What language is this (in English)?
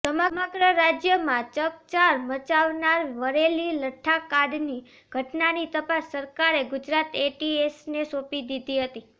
Gujarati